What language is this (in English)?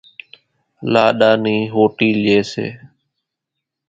Kachi Koli